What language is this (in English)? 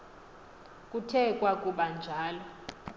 Xhosa